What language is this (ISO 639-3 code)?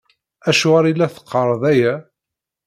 kab